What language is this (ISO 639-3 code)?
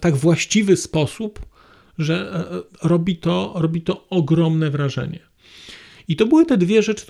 pol